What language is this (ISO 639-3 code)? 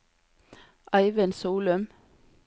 nor